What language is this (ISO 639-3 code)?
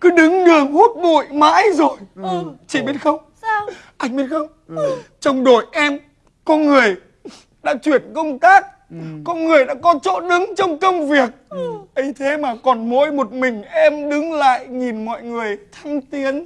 vie